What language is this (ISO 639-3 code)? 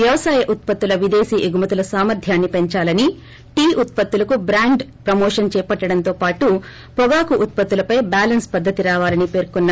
tel